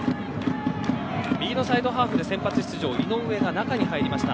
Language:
Japanese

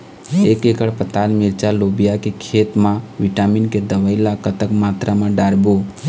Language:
Chhattisgarhi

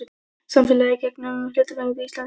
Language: Icelandic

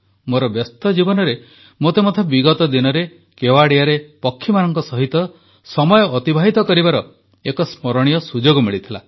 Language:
Odia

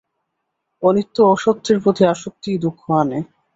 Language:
Bangla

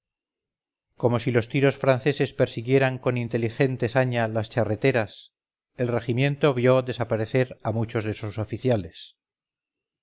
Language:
Spanish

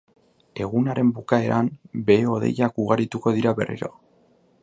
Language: Basque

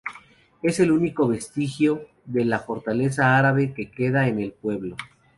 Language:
Spanish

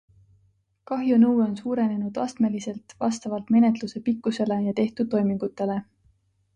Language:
Estonian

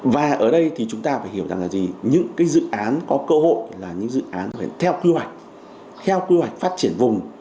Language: Vietnamese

